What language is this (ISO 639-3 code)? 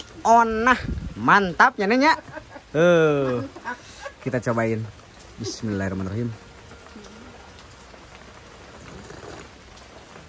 ind